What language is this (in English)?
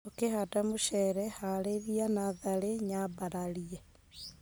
Kikuyu